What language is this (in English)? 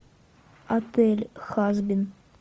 Russian